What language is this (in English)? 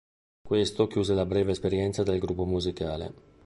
Italian